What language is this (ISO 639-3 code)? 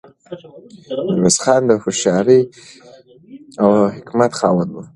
pus